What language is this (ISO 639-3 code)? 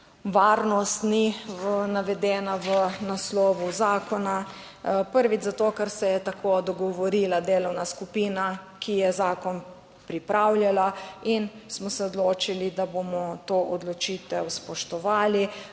slv